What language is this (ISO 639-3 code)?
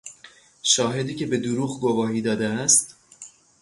fas